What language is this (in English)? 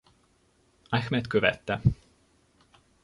Hungarian